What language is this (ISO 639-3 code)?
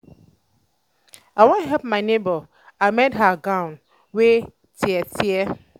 pcm